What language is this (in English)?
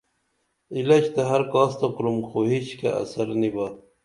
Dameli